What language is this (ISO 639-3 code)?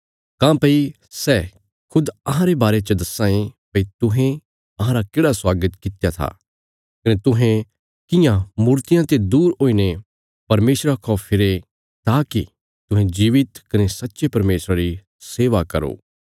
kfs